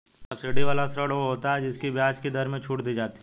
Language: Hindi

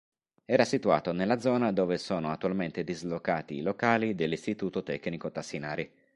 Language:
Italian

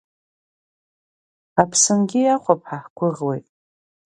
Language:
Abkhazian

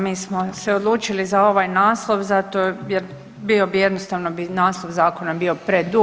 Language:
Croatian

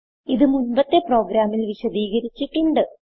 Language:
Malayalam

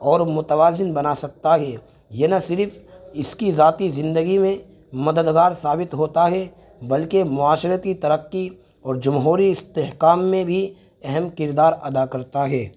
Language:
Urdu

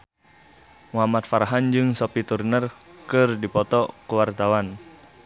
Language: Sundanese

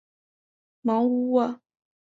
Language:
Chinese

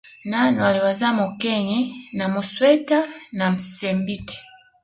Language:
Swahili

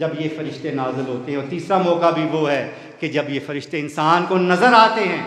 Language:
Hindi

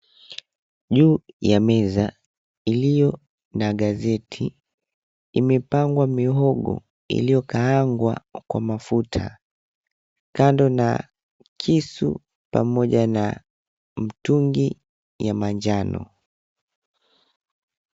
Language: Swahili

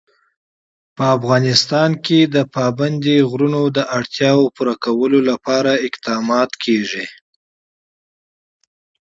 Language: Pashto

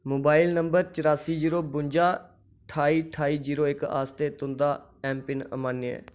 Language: Dogri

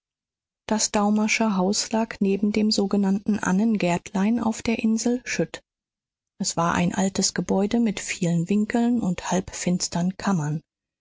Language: German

